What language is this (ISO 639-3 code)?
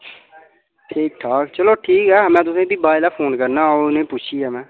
doi